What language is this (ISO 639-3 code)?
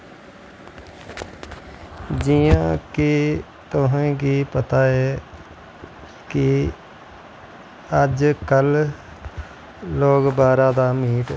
doi